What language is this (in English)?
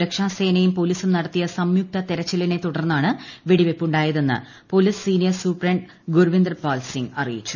Malayalam